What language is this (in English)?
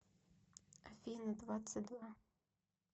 Russian